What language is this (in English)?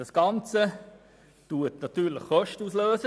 Swiss German